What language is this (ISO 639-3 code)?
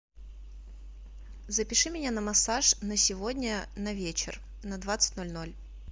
rus